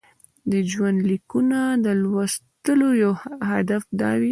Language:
Pashto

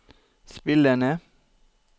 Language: Norwegian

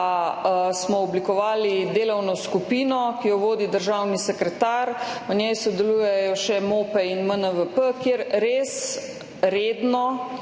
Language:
Slovenian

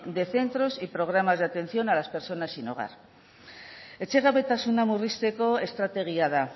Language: Spanish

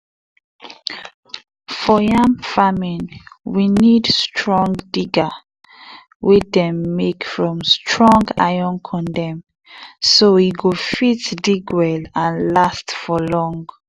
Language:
Nigerian Pidgin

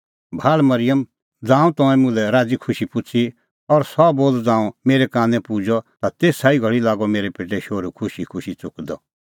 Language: Kullu Pahari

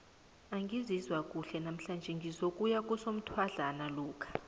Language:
South Ndebele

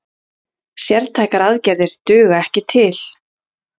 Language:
Icelandic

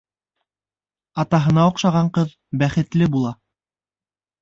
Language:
Bashkir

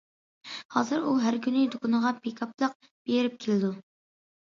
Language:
Uyghur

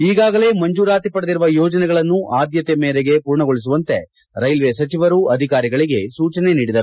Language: Kannada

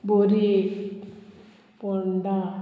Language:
Konkani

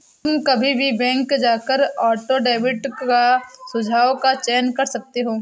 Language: Hindi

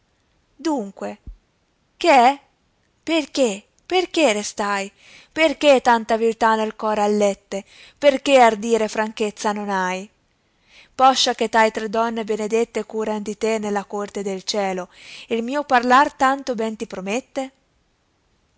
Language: Italian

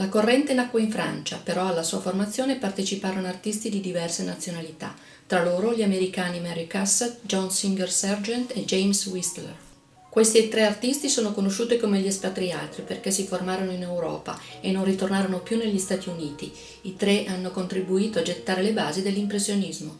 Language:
Italian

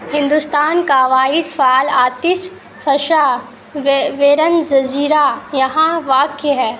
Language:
Urdu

